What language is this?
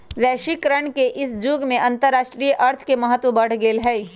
Magahi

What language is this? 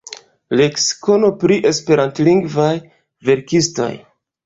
Esperanto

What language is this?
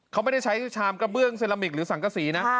Thai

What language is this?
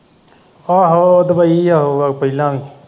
Punjabi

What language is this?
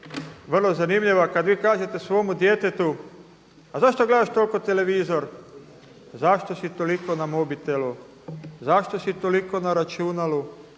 Croatian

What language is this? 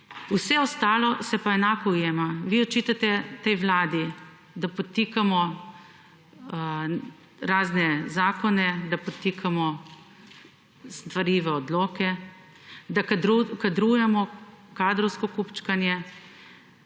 Slovenian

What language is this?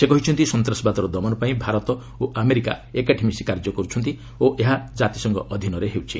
Odia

